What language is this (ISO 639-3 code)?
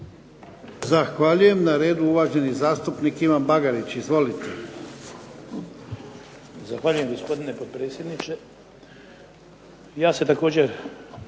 hrv